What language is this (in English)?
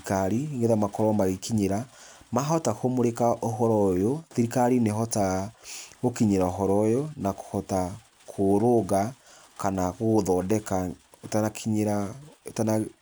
Kikuyu